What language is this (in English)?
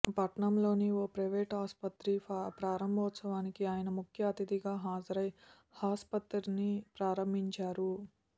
Telugu